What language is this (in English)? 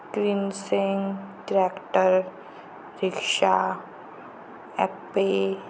Marathi